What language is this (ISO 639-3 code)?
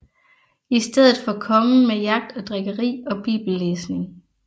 dan